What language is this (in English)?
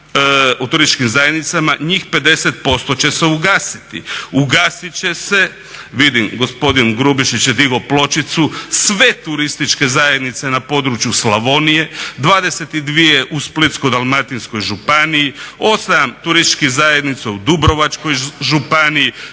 Croatian